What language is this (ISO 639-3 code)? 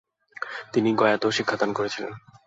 ben